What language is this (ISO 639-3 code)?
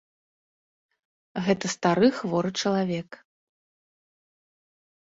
bel